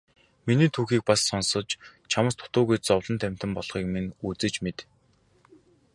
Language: Mongolian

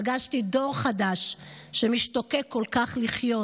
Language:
Hebrew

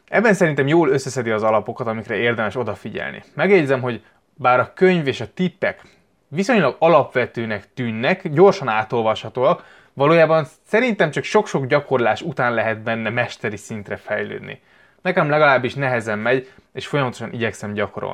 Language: Hungarian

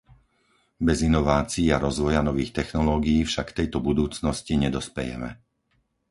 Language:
Slovak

